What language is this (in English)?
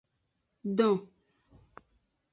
Aja (Benin)